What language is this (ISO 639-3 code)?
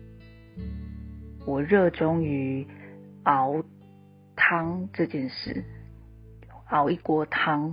zho